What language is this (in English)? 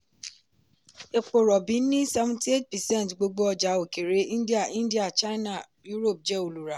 Yoruba